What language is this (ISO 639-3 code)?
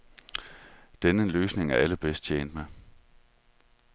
dan